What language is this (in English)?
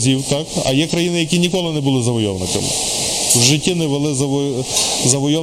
Ukrainian